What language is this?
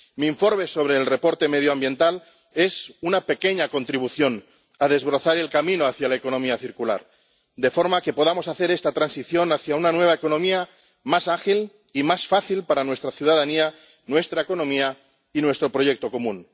Spanish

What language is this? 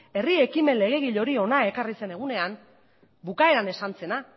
Basque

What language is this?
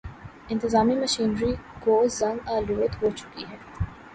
Urdu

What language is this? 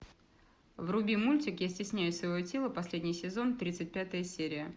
Russian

